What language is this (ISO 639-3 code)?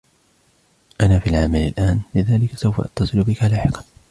ara